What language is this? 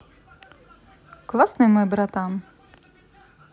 Russian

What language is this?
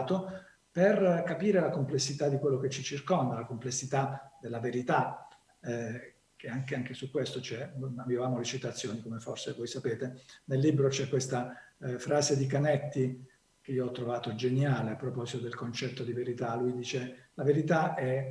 Italian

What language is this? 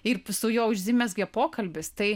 Lithuanian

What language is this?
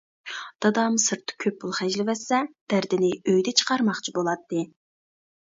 Uyghur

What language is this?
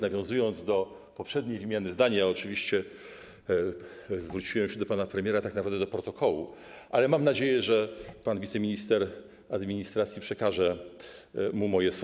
Polish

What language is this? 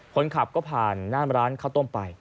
Thai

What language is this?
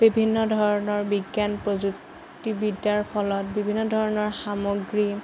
Assamese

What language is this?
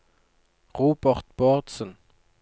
Norwegian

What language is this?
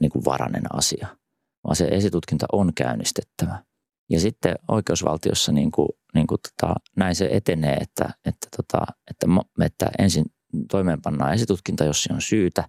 Finnish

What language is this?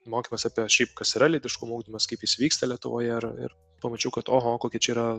Lithuanian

